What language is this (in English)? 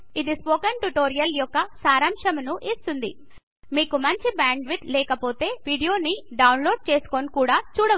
Telugu